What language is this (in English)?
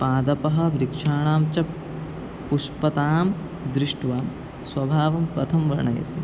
Sanskrit